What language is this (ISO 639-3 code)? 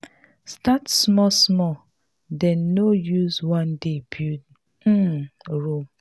pcm